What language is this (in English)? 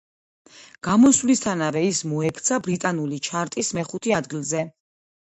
Georgian